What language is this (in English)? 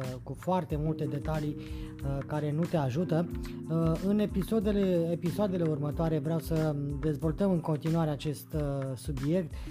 Romanian